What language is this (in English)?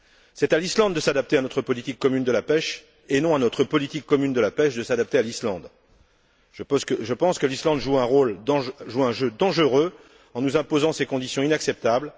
French